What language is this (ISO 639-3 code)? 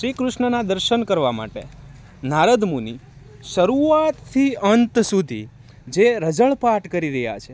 guj